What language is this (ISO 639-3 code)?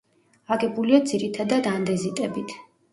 kat